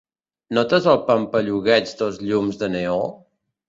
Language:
Catalan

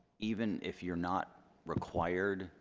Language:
English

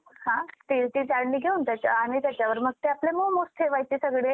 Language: Marathi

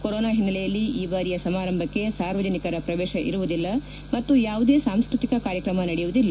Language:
Kannada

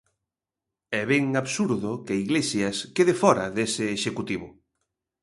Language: Galician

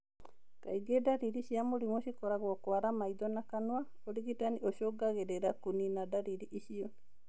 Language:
Kikuyu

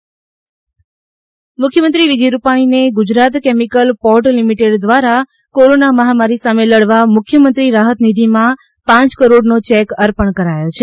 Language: Gujarati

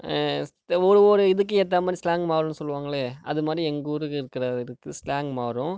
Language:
Tamil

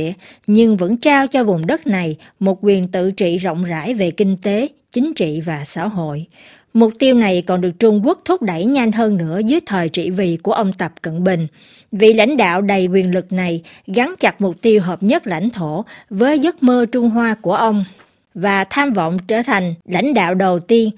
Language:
Vietnamese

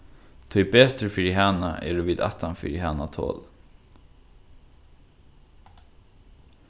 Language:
Faroese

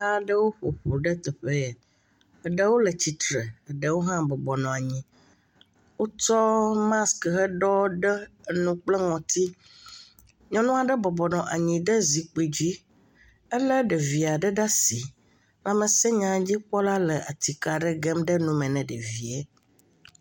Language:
Ewe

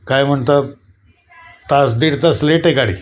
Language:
Marathi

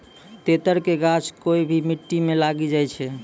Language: Maithili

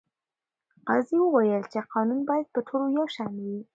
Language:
Pashto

